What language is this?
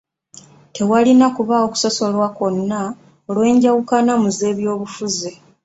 Ganda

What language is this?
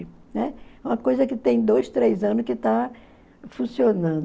Portuguese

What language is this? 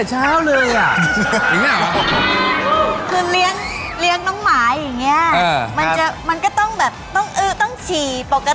Thai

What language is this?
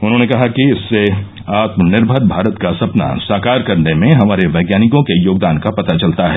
Hindi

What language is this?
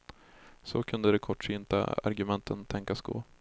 Swedish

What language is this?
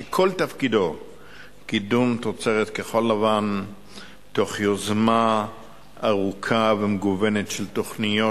Hebrew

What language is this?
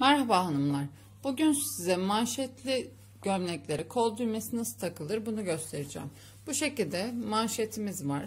Turkish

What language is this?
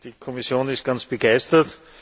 German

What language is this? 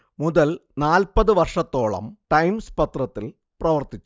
Malayalam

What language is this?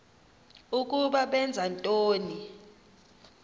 Xhosa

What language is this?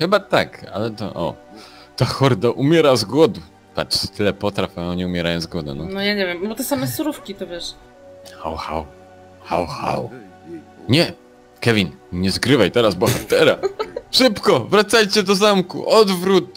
Polish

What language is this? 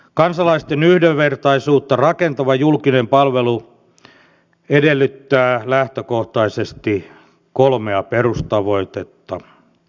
Finnish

